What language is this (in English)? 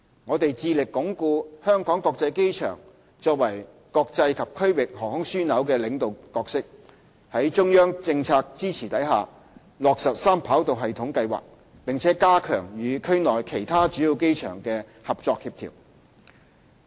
Cantonese